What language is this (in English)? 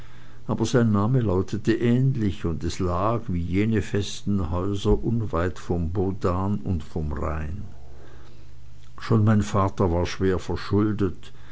German